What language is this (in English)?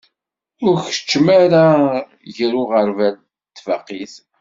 Kabyle